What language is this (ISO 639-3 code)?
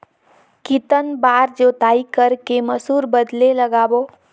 hne